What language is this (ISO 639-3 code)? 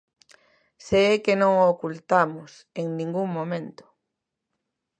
glg